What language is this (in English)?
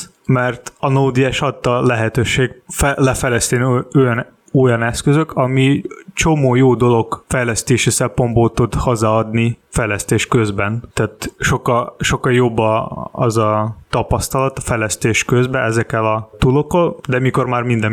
Hungarian